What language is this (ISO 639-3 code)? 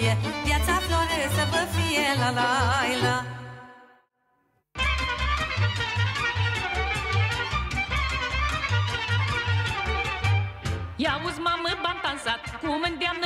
ron